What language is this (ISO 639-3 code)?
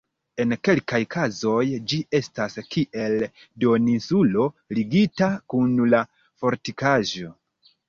epo